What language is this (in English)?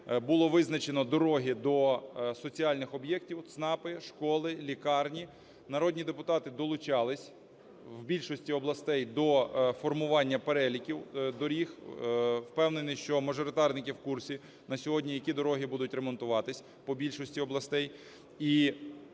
Ukrainian